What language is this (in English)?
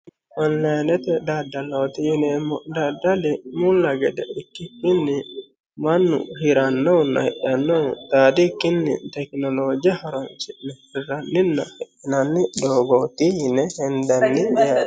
Sidamo